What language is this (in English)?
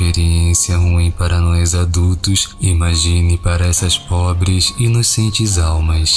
Portuguese